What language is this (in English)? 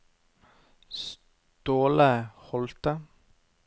Norwegian